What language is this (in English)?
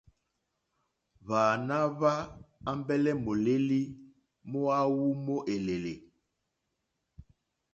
Mokpwe